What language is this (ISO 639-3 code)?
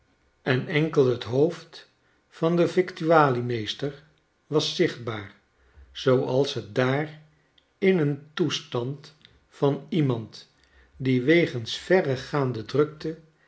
nld